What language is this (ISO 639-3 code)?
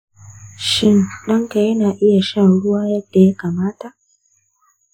hau